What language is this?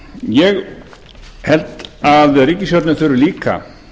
Icelandic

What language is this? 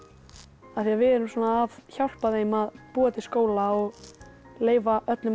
Icelandic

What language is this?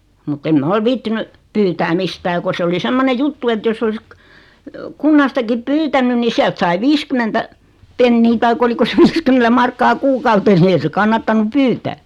Finnish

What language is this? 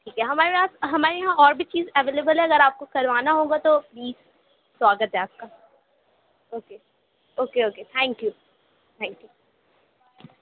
Urdu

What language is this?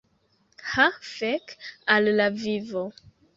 Esperanto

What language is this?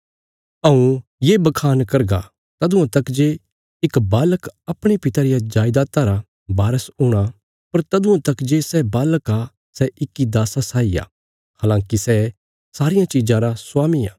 Bilaspuri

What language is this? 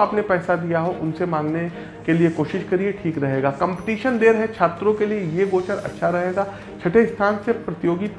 Hindi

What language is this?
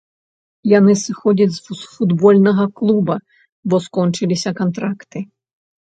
Belarusian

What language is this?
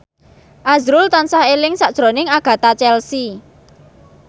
Javanese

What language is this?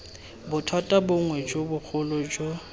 Tswana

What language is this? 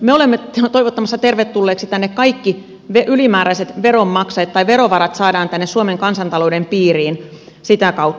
Finnish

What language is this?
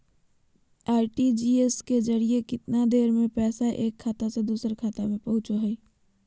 Magahi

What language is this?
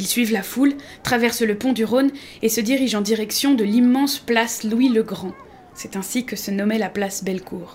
French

